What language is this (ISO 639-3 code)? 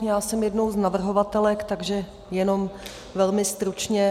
ces